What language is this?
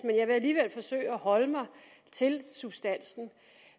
Danish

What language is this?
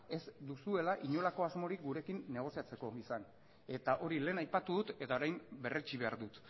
Basque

